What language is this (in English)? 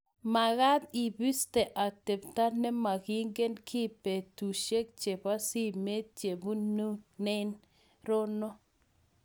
Kalenjin